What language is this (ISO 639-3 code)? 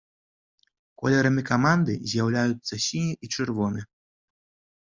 bel